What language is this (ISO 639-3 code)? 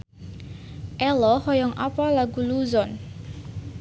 sun